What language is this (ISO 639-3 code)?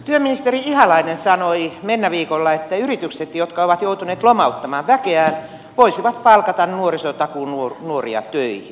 fin